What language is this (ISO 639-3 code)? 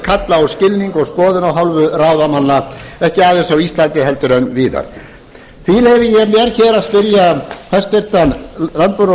isl